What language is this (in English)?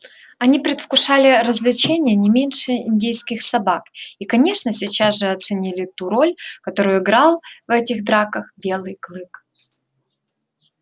Russian